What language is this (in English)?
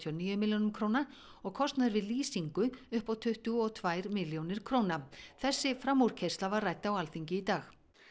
Icelandic